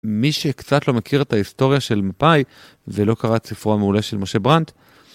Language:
Hebrew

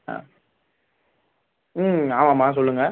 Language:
Tamil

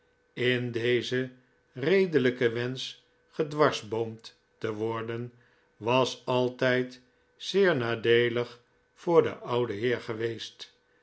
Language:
Dutch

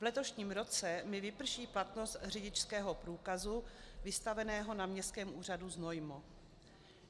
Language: Czech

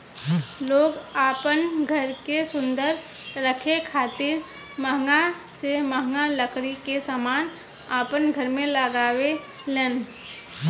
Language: Bhojpuri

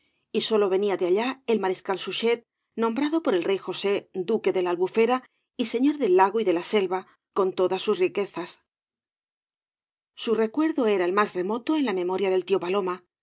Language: Spanish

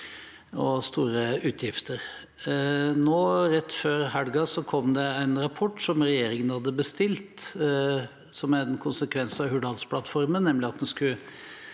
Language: Norwegian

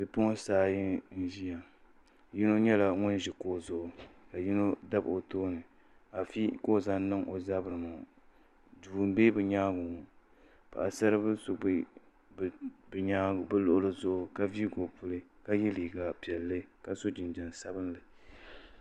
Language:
Dagbani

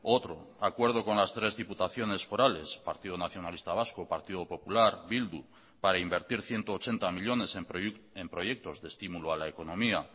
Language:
Spanish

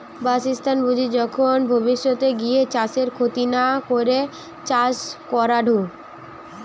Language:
Bangla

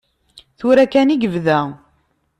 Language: Kabyle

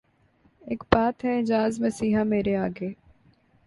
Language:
Urdu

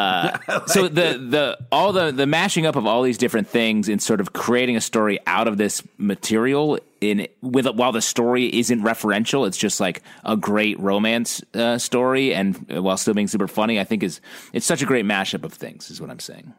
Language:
English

